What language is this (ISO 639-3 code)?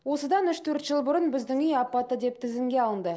kaz